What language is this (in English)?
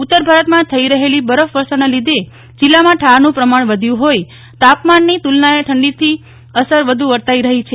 Gujarati